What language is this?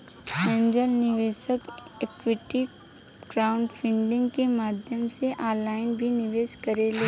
Bhojpuri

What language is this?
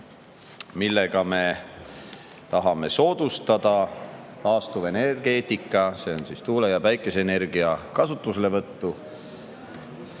Estonian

